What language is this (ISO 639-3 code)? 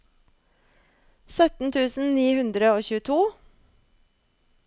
nor